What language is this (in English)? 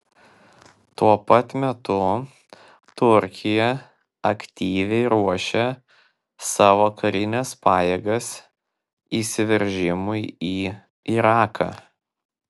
Lithuanian